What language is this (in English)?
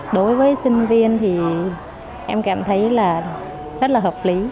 Vietnamese